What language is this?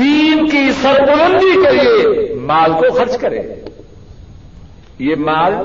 Urdu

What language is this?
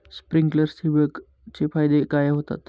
Marathi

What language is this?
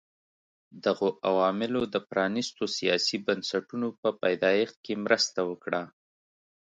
Pashto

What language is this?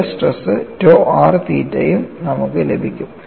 Malayalam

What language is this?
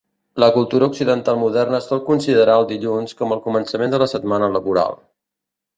Catalan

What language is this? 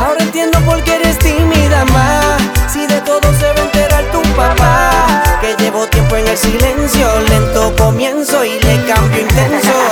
Spanish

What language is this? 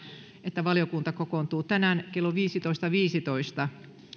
Finnish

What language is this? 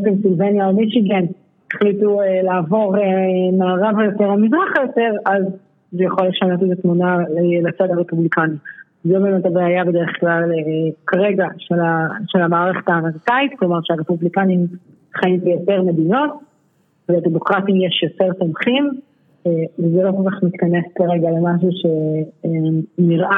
Hebrew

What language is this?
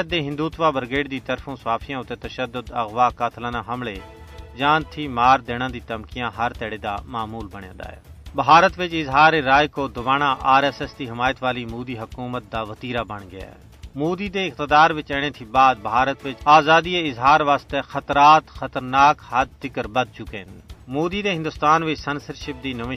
Urdu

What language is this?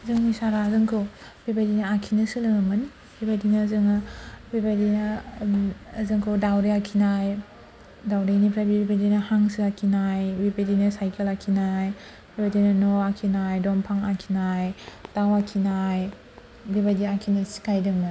Bodo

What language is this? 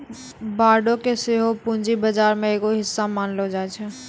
Maithili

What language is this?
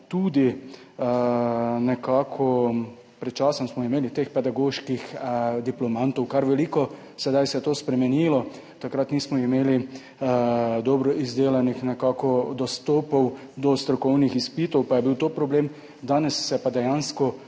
Slovenian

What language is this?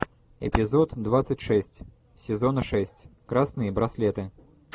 Russian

